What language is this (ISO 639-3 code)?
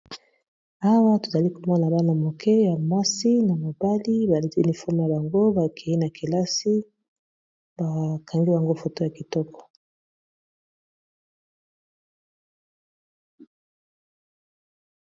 lin